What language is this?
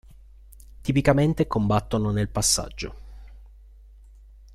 Italian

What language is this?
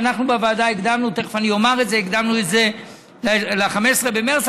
Hebrew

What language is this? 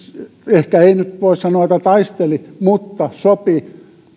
Finnish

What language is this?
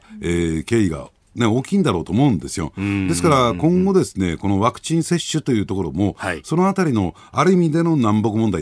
Japanese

